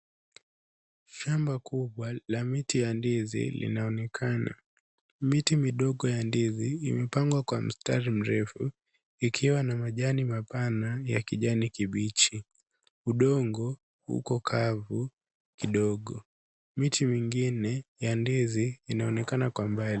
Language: Swahili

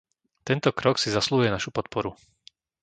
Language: Slovak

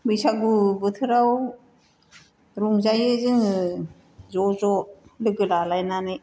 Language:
Bodo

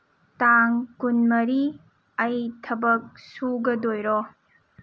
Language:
Manipuri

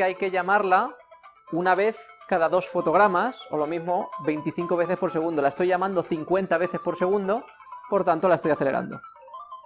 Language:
Spanish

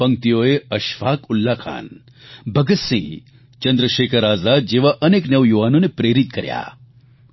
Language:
Gujarati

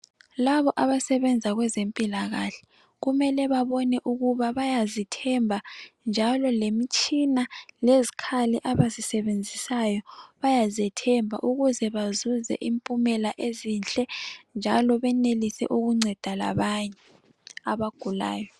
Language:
North Ndebele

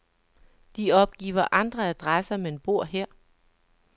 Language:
Danish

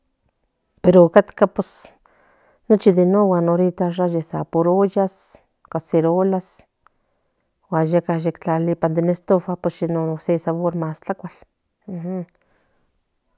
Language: Central Nahuatl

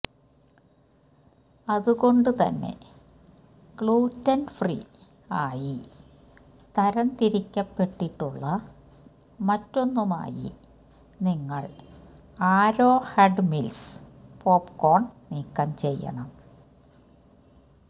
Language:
Malayalam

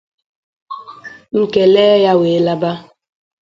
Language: Igbo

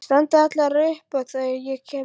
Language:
Icelandic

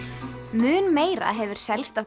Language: Icelandic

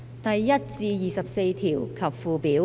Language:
Cantonese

